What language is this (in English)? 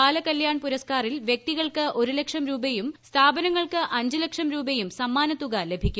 Malayalam